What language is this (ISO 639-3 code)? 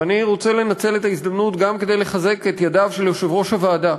heb